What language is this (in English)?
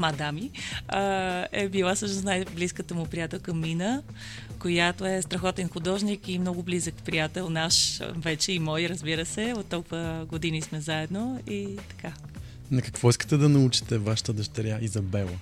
Bulgarian